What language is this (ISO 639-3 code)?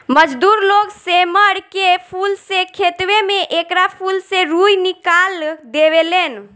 bho